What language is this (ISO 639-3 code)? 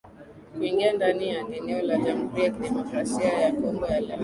swa